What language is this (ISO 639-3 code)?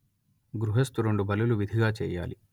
tel